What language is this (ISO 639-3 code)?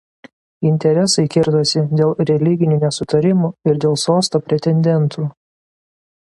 lit